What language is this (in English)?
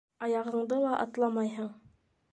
Bashkir